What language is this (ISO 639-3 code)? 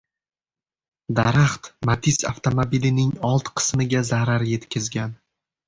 uzb